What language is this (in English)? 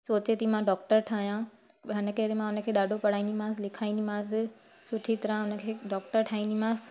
Sindhi